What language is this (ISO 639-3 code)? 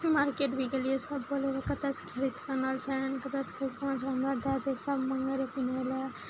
mai